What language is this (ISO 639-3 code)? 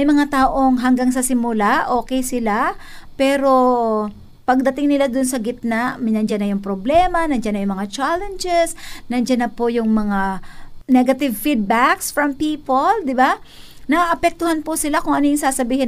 fil